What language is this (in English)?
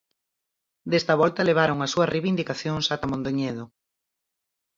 Galician